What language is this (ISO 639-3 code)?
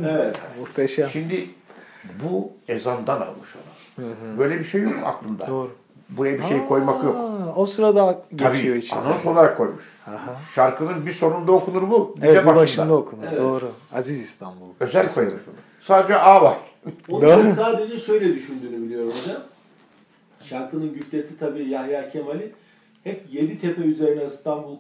tur